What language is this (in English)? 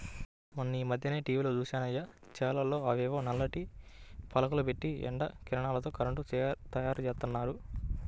Telugu